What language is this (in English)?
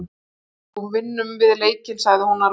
Icelandic